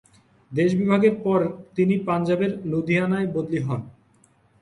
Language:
Bangla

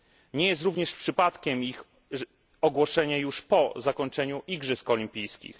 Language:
Polish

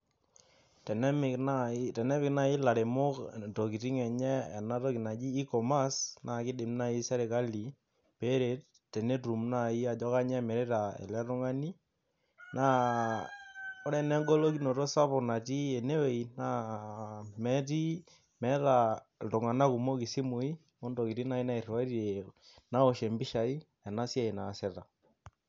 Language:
Masai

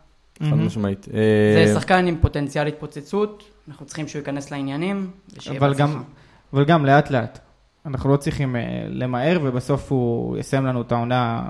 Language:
Hebrew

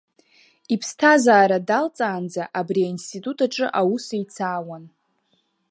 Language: Abkhazian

